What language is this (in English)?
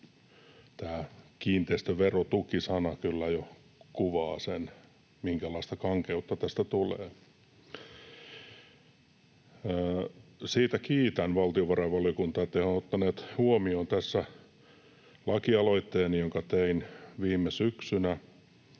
Finnish